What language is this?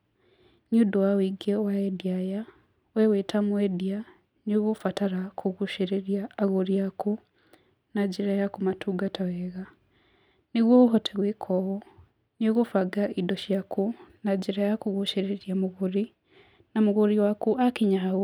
Kikuyu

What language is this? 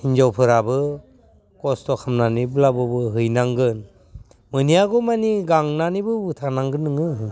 Bodo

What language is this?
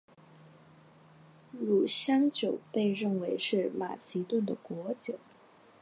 Chinese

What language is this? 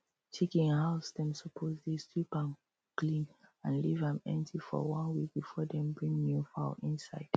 Nigerian Pidgin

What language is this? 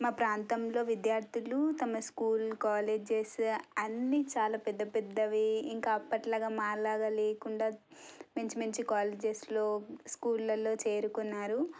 Telugu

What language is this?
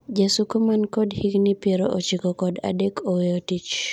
Luo (Kenya and Tanzania)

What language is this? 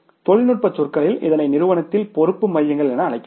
Tamil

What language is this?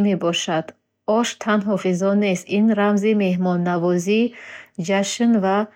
Bukharic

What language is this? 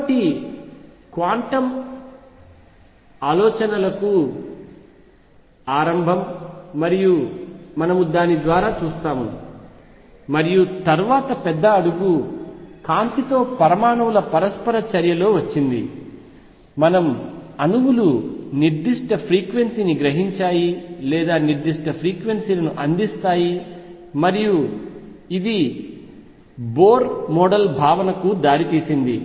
Telugu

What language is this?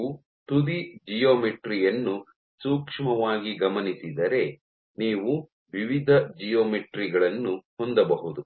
Kannada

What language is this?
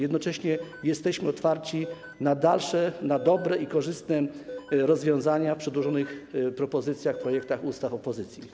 Polish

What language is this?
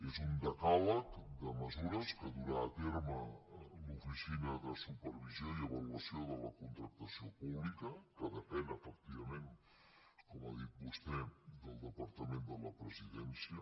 Catalan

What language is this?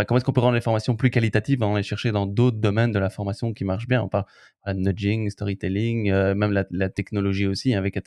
French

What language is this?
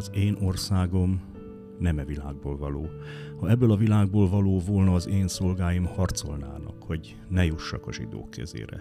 Hungarian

